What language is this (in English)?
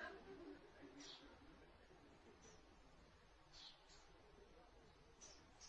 Hindi